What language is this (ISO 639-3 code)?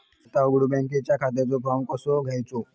mar